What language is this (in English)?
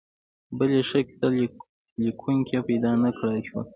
Pashto